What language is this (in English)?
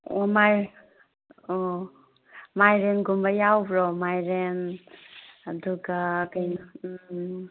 Manipuri